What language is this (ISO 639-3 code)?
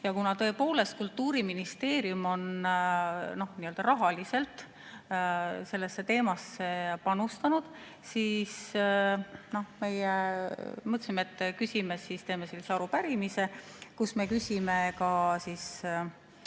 est